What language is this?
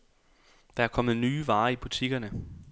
Danish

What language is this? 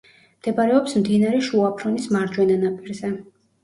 Georgian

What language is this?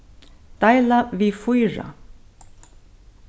Faroese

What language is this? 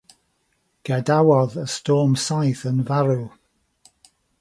Welsh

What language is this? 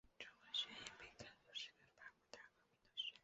Chinese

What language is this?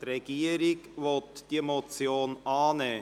Swiss German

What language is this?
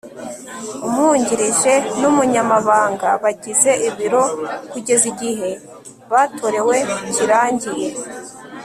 Kinyarwanda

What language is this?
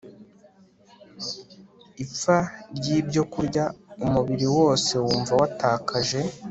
Kinyarwanda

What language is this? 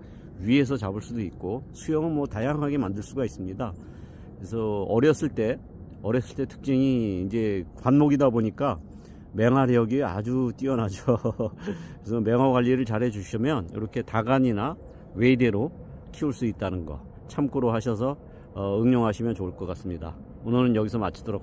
Korean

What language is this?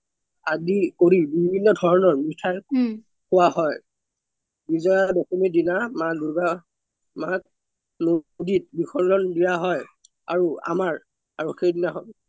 Assamese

